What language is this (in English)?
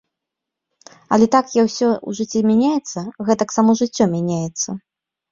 Belarusian